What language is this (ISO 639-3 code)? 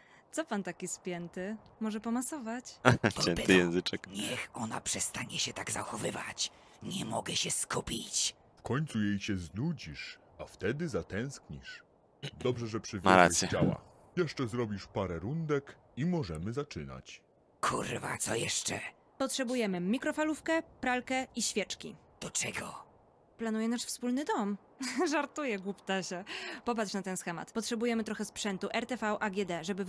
pol